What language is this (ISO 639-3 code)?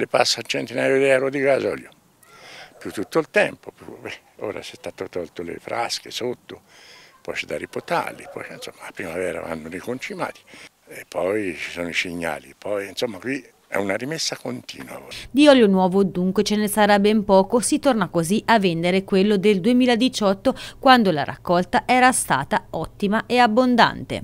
ita